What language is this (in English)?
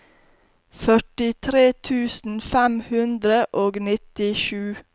Norwegian